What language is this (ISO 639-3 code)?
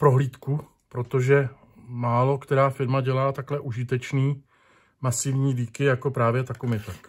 ces